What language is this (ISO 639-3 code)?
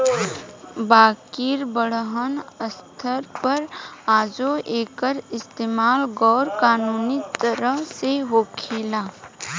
bho